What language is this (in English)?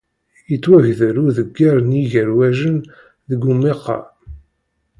Kabyle